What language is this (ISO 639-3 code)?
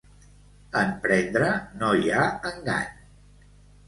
cat